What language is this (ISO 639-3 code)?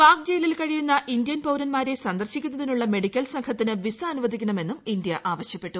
mal